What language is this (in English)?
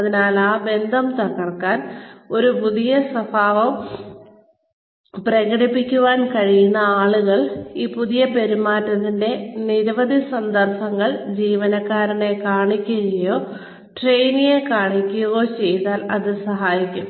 Malayalam